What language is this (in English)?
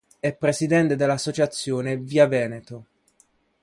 Italian